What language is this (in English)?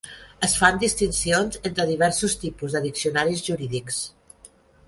Catalan